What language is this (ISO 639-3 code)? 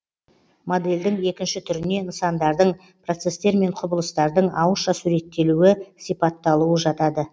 kaz